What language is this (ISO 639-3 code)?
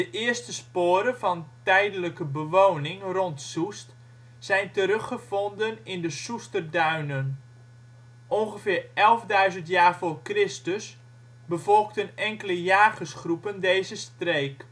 nld